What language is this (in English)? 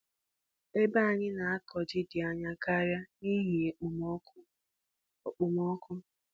Igbo